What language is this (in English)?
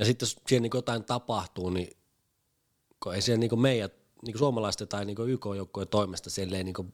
Finnish